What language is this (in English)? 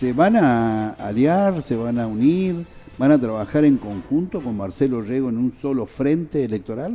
Spanish